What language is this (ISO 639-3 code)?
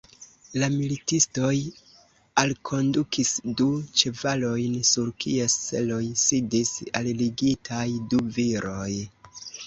epo